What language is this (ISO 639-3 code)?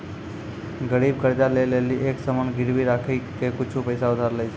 mai